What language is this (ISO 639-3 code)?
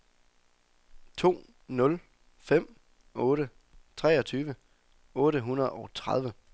dan